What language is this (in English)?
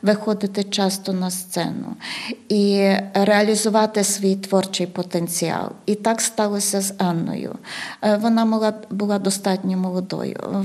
Ukrainian